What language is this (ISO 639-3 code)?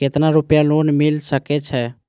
mai